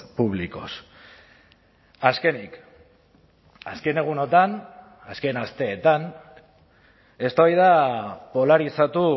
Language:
Basque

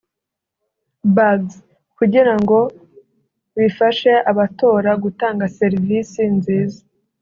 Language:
Kinyarwanda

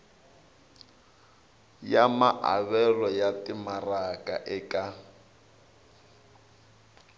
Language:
Tsonga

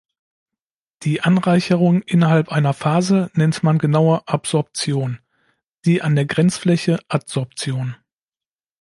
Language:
German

